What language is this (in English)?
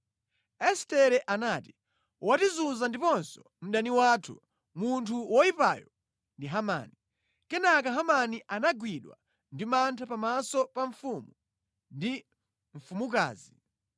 Nyanja